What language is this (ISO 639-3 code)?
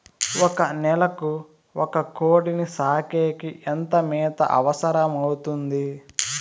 tel